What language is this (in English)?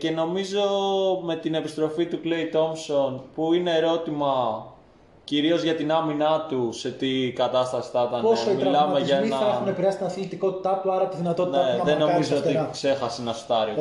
Greek